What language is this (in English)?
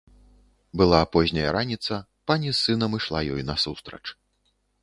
Belarusian